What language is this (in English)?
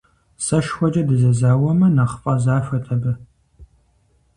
Kabardian